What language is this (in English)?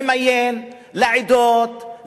Hebrew